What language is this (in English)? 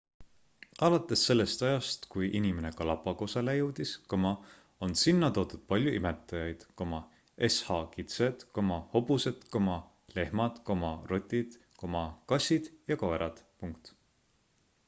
Estonian